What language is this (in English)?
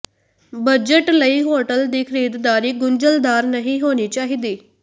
Punjabi